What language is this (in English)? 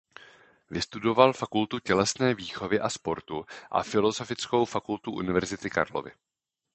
Czech